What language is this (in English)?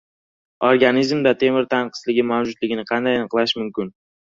Uzbek